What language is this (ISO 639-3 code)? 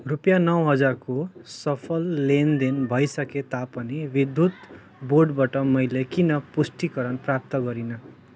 nep